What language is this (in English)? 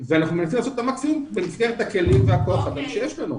Hebrew